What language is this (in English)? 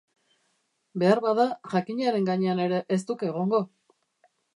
Basque